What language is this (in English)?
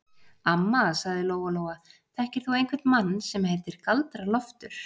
Icelandic